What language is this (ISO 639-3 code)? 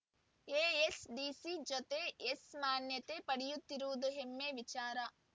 kan